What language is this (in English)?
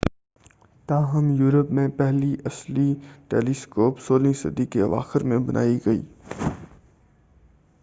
Urdu